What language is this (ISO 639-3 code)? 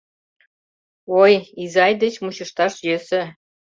chm